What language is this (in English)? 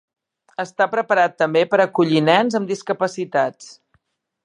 Catalan